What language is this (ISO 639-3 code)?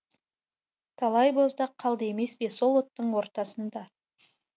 kaz